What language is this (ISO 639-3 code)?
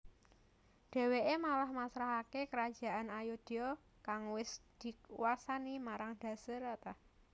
jav